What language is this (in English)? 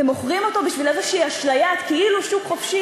Hebrew